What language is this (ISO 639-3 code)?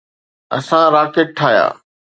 snd